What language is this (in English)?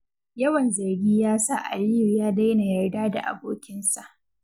Hausa